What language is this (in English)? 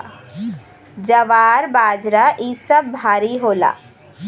Bhojpuri